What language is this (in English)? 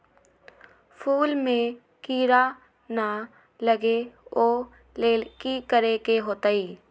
Magahi